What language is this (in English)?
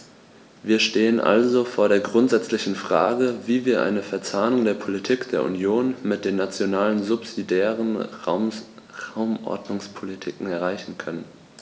German